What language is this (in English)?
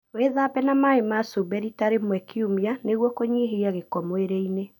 Kikuyu